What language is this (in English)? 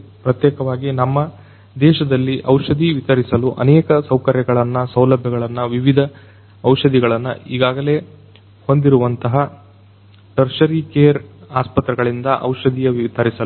Kannada